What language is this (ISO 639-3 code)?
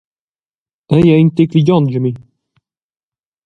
roh